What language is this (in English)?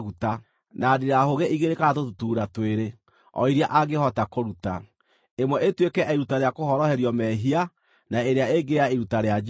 Kikuyu